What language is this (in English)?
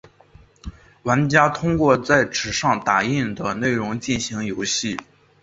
Chinese